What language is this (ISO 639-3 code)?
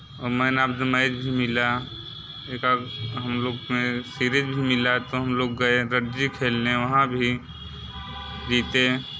hin